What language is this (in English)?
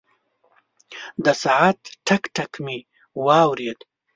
Pashto